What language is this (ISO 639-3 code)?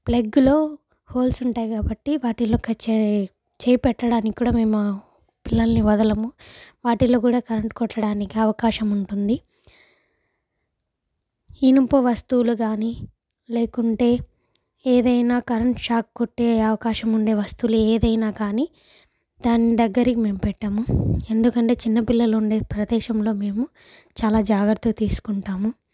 tel